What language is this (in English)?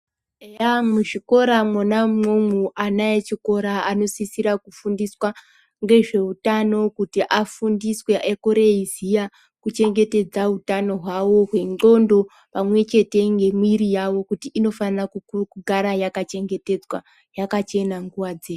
Ndau